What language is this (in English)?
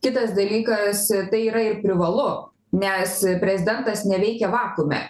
Lithuanian